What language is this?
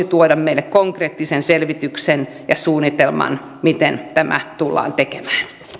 Finnish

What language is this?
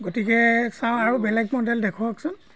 Assamese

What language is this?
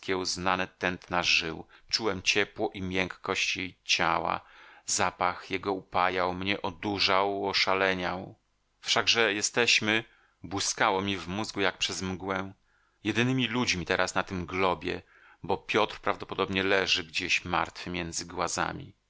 Polish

